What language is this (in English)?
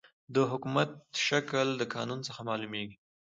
Pashto